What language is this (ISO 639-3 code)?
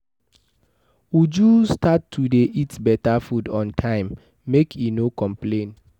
pcm